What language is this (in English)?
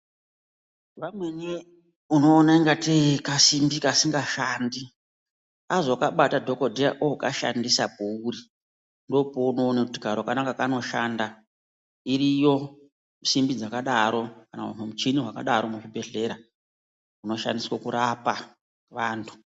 Ndau